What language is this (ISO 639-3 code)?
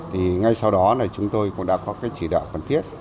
vie